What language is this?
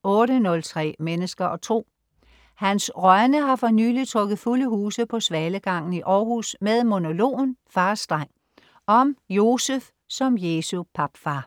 Danish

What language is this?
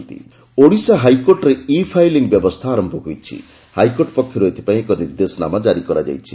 Odia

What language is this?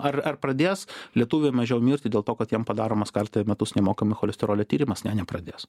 Lithuanian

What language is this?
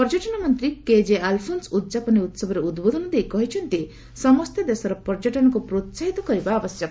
Odia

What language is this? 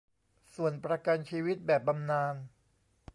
Thai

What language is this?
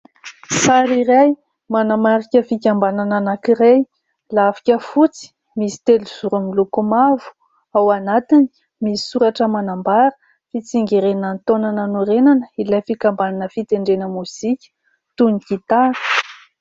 Malagasy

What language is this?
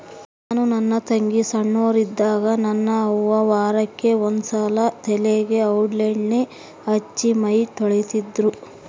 Kannada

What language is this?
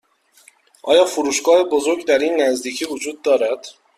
Persian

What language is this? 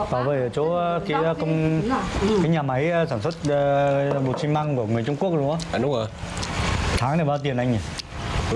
Vietnamese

